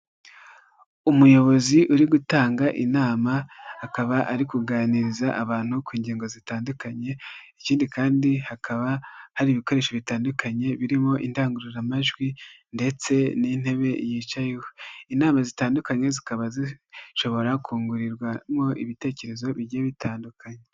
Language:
Kinyarwanda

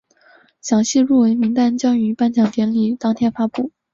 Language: Chinese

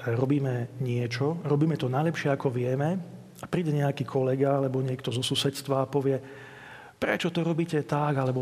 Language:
Slovak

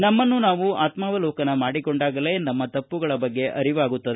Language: Kannada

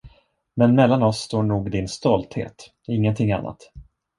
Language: Swedish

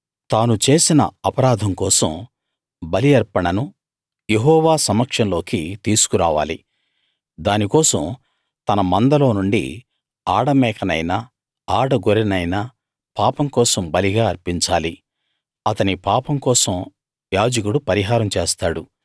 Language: Telugu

